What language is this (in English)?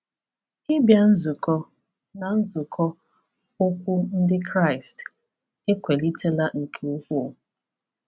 Igbo